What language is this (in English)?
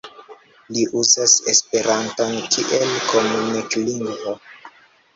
Esperanto